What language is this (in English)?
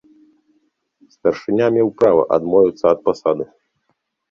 Belarusian